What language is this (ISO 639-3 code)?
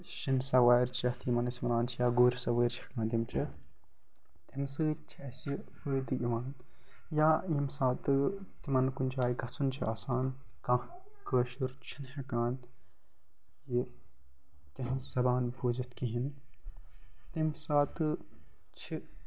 kas